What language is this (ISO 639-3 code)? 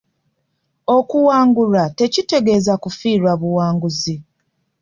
lug